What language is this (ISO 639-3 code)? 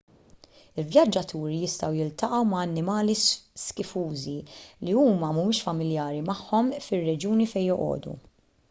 mlt